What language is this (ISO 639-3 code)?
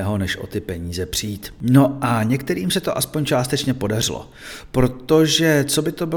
ces